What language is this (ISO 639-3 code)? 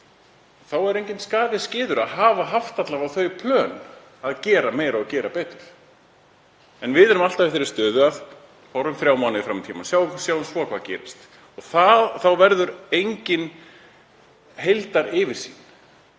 isl